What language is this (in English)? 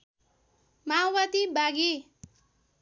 Nepali